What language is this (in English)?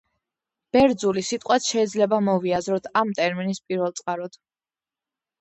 Georgian